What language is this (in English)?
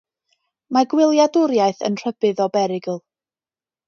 Welsh